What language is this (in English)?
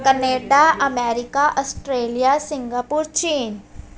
Punjabi